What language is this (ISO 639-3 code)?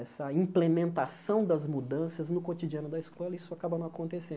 por